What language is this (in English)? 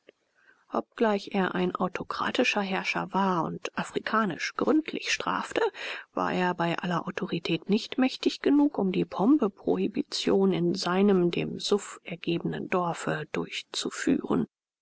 German